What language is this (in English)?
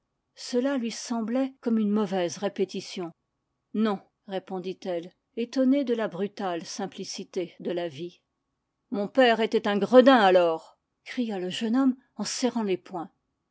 French